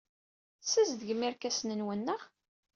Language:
Kabyle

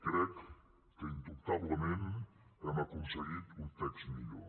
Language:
Catalan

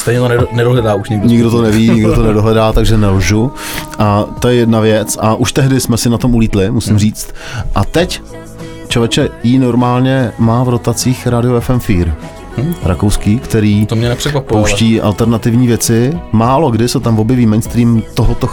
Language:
Czech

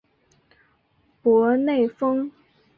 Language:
Chinese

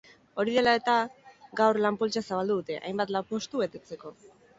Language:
Basque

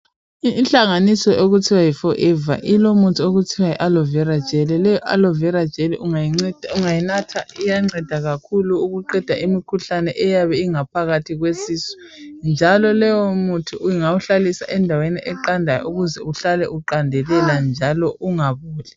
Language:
North Ndebele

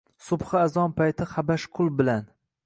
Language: Uzbek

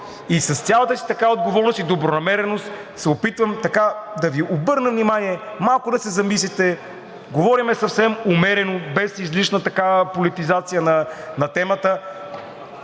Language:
Bulgarian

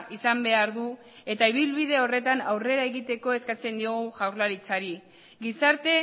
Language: Basque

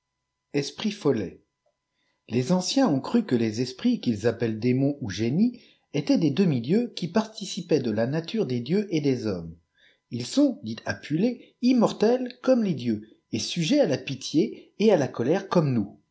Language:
French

